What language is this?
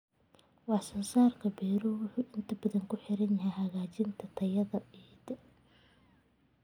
Somali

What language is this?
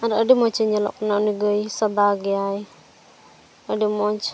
Santali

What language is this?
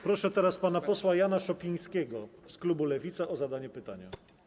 Polish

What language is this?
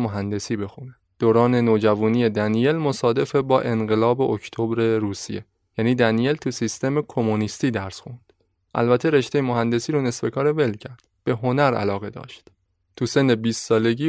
Persian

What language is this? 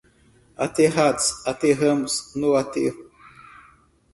Portuguese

